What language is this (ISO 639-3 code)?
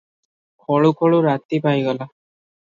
ori